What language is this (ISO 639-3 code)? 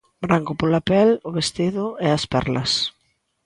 glg